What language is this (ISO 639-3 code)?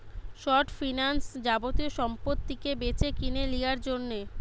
ben